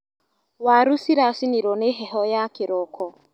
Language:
Kikuyu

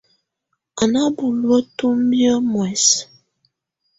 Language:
Tunen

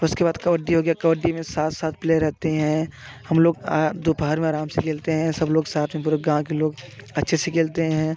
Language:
Hindi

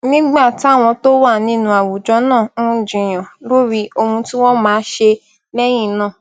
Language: Yoruba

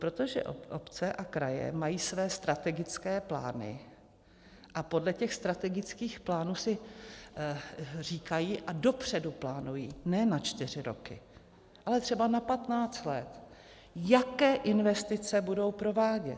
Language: Czech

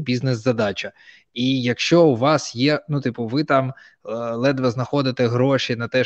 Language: Ukrainian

